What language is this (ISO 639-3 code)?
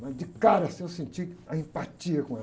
por